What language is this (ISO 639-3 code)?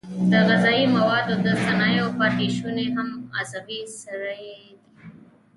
pus